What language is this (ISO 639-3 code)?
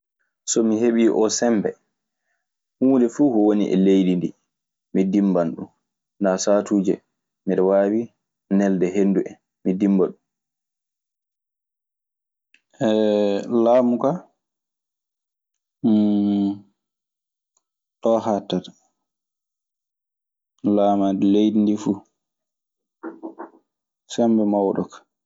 ffm